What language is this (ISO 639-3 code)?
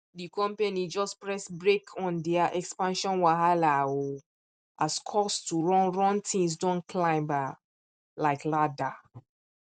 pcm